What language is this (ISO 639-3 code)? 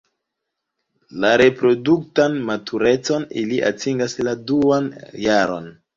epo